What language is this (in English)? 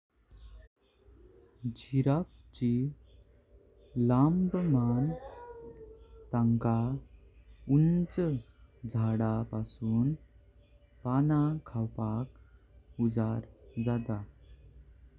Konkani